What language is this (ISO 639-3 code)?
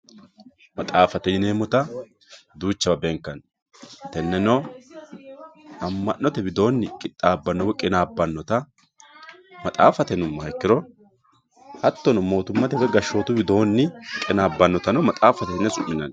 sid